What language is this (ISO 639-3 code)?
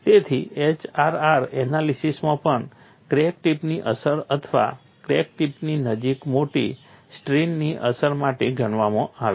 guj